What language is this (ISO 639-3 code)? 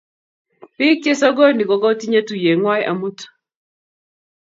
kln